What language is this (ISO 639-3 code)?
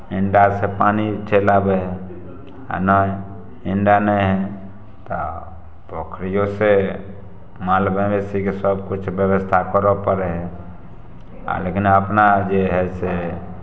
mai